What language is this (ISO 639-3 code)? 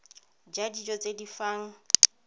tsn